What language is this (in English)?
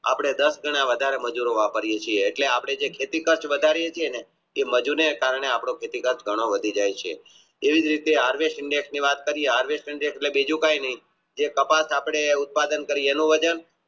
Gujarati